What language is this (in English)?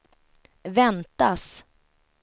Swedish